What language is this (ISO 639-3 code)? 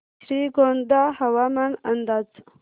mar